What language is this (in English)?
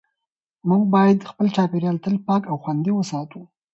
Pashto